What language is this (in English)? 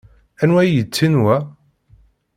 Kabyle